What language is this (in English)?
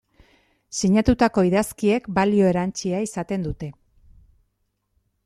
Basque